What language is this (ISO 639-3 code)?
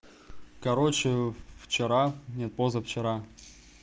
rus